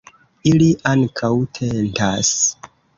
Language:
Esperanto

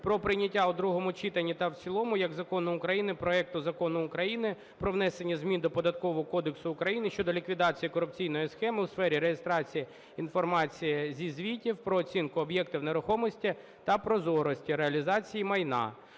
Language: Ukrainian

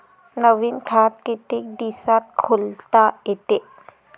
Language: Marathi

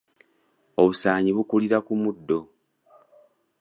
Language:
Ganda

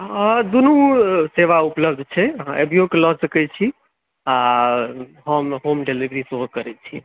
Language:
Maithili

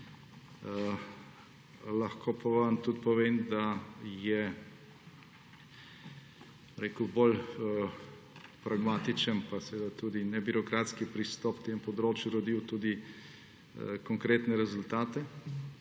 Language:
Slovenian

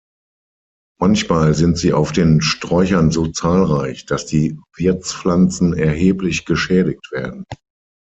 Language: German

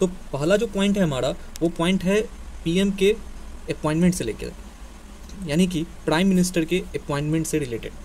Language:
Hindi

